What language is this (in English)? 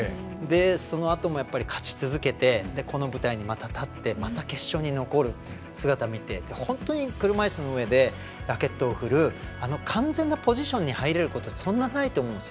Japanese